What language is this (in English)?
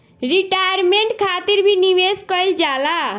Bhojpuri